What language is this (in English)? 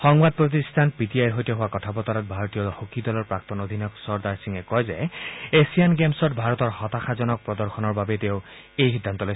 Assamese